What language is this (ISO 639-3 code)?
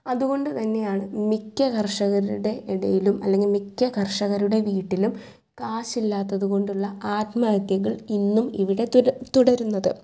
mal